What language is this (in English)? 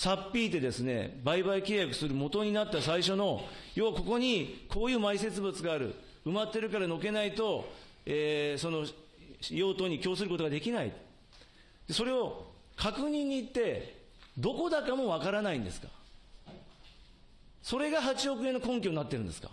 Japanese